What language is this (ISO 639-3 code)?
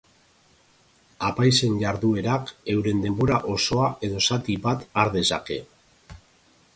eus